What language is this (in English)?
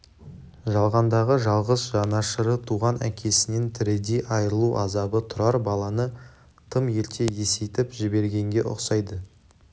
Kazakh